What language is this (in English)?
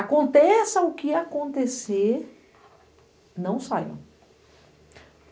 Portuguese